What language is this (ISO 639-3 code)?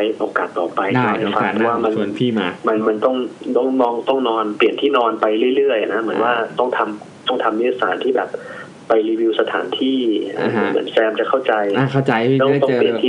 tha